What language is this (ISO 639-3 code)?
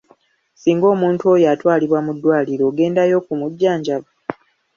lug